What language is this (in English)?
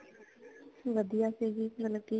Punjabi